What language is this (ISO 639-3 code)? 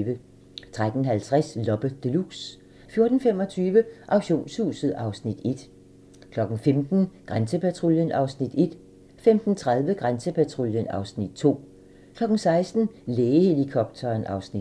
dan